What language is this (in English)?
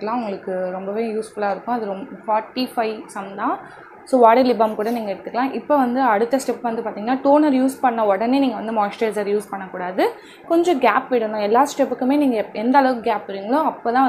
Hindi